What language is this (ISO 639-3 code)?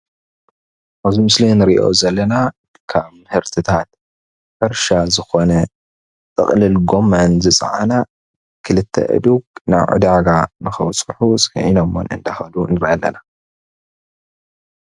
tir